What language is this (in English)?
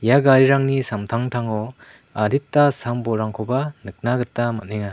Garo